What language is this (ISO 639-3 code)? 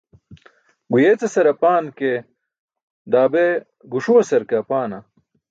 bsk